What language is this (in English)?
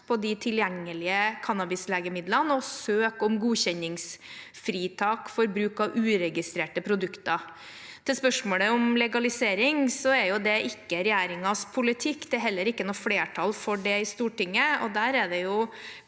Norwegian